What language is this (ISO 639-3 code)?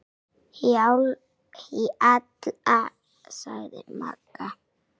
isl